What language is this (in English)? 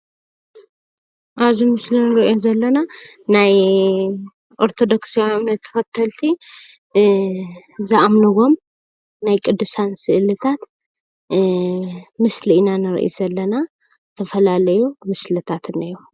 Tigrinya